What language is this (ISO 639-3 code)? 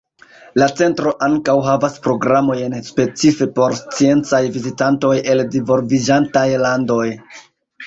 epo